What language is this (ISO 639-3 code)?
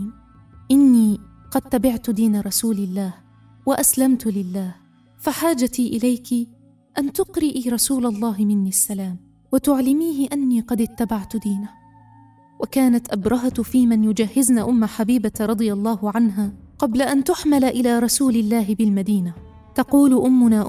ara